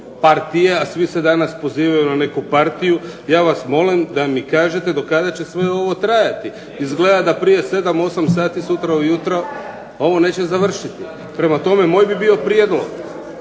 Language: Croatian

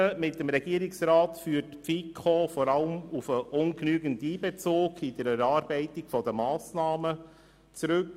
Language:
Swiss German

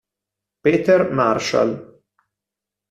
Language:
Italian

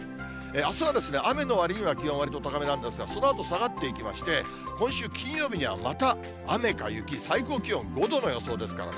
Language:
Japanese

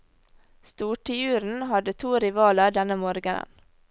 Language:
Norwegian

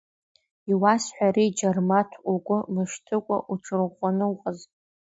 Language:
Abkhazian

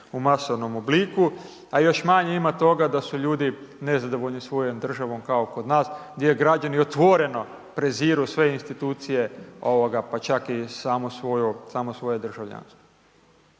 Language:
Croatian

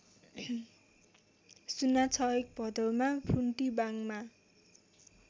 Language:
Nepali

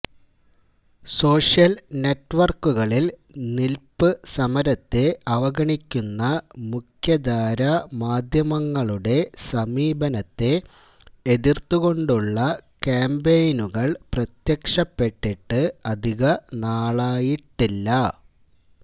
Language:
Malayalam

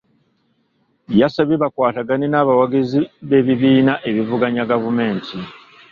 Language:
Ganda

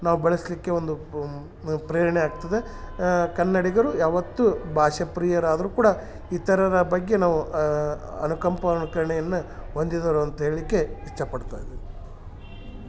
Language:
Kannada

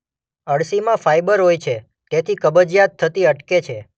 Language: Gujarati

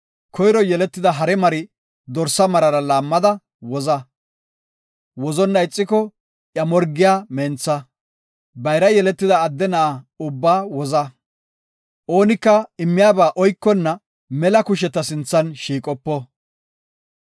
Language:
Gofa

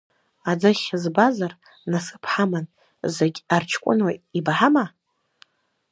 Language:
Abkhazian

